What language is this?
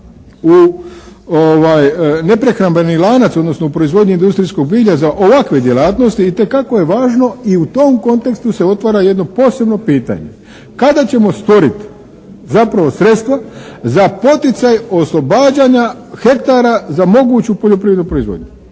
Croatian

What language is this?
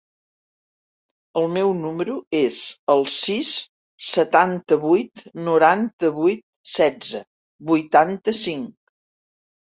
Catalan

